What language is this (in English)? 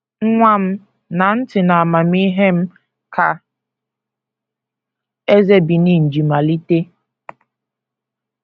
Igbo